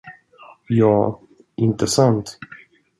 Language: Swedish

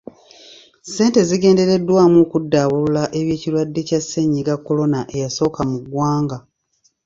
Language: Ganda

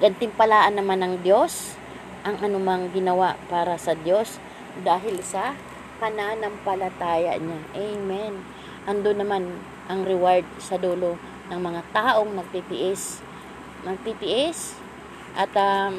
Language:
Filipino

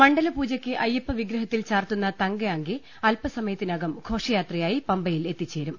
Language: Malayalam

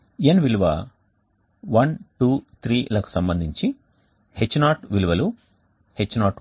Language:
Telugu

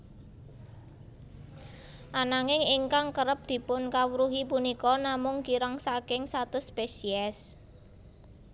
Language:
Javanese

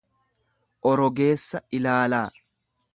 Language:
Oromo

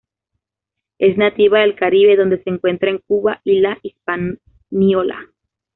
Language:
Spanish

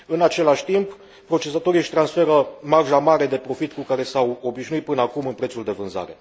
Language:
Romanian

